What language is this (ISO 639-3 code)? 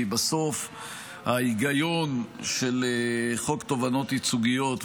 heb